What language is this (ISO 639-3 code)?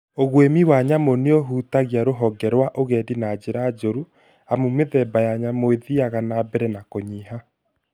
kik